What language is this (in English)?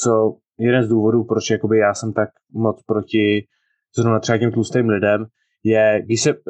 Czech